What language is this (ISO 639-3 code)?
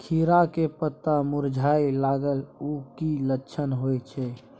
mai